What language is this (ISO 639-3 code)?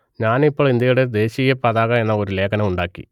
mal